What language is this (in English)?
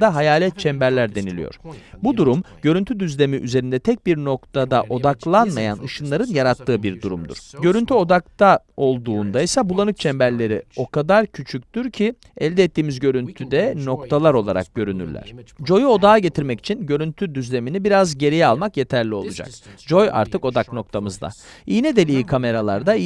Turkish